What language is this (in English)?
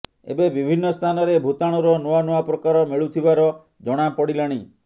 Odia